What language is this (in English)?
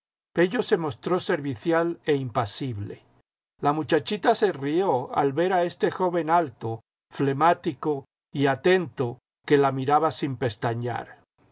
Spanish